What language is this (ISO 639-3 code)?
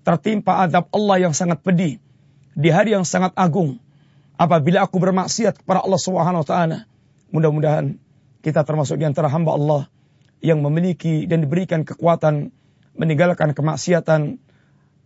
msa